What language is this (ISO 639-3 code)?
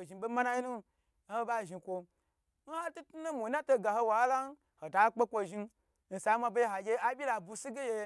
gbr